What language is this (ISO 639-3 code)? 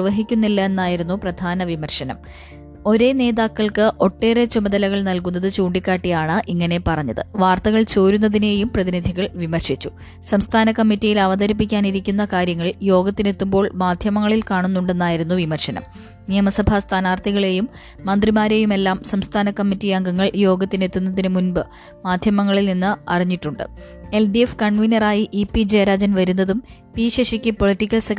mal